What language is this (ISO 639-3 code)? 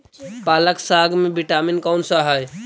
mag